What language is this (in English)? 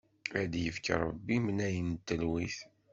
Kabyle